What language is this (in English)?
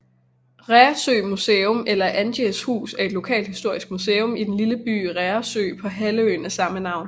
Danish